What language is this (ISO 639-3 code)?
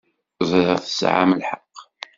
kab